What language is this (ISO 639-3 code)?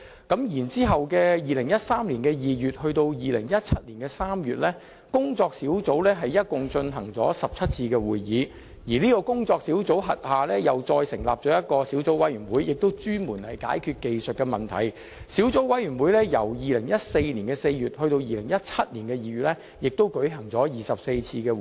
yue